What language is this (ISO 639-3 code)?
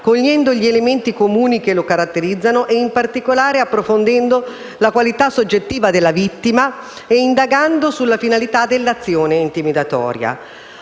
ita